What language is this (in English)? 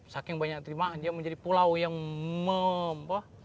Indonesian